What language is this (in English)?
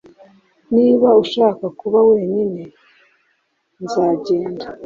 Kinyarwanda